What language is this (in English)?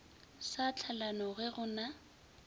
Northern Sotho